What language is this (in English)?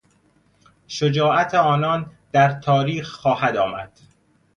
Persian